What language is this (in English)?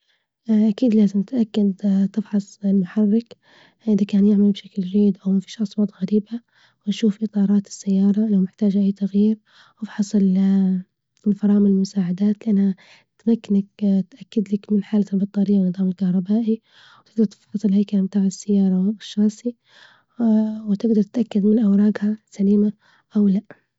Libyan Arabic